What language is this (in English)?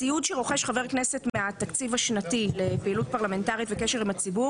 Hebrew